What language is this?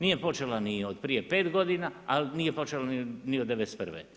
Croatian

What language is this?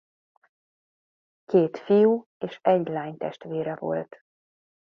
Hungarian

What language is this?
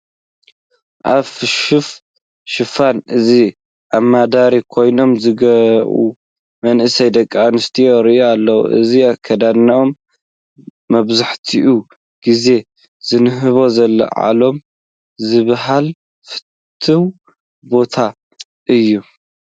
Tigrinya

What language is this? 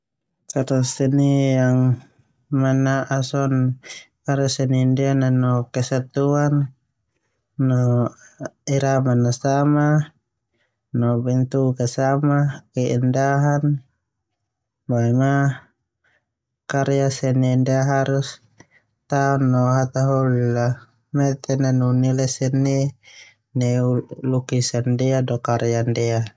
Termanu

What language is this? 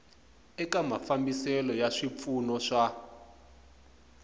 Tsonga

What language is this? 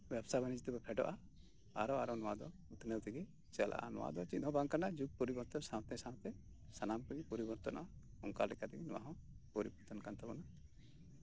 Santali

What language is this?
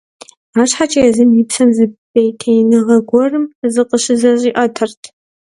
Kabardian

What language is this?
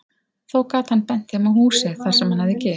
Icelandic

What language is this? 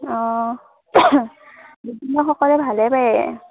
Assamese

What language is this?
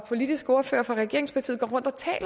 Danish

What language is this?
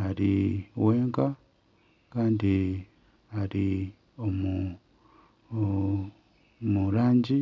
Nyankole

